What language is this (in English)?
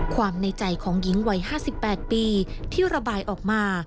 Thai